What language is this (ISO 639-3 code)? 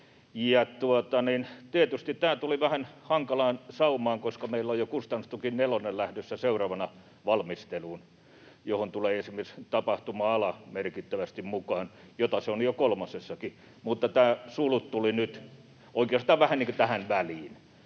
fin